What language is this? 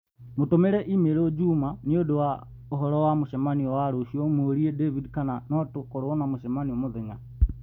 Kikuyu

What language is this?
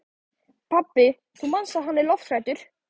Icelandic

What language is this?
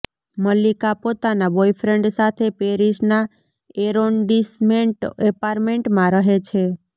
Gujarati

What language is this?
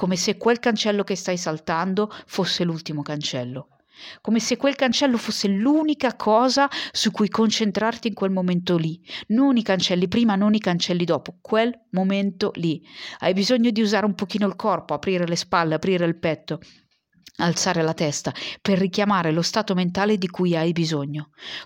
Italian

